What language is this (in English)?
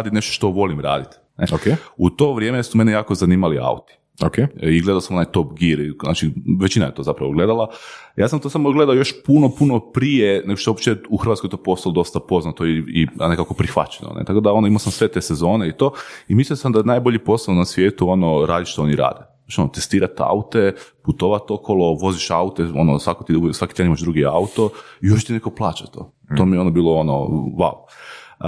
Croatian